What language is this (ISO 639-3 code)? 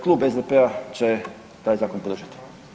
hrv